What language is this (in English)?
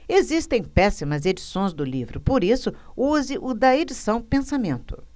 Portuguese